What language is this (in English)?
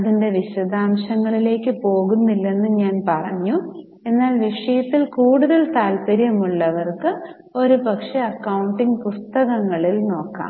Malayalam